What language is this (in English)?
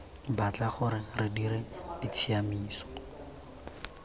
Tswana